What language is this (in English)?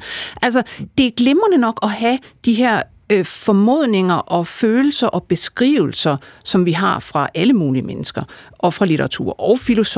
Danish